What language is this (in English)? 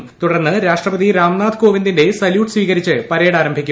Malayalam